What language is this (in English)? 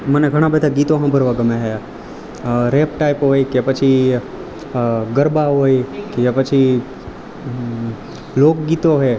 Gujarati